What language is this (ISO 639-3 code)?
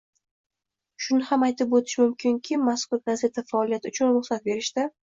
uzb